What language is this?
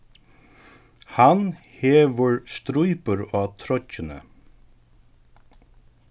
Faroese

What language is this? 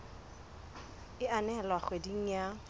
Southern Sotho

